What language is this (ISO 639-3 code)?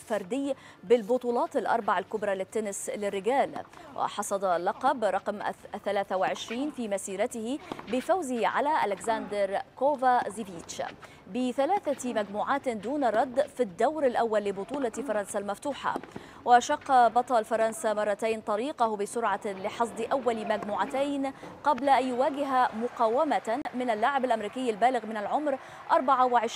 ara